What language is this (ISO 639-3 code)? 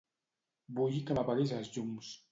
cat